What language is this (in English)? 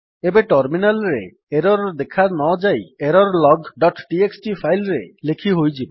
Odia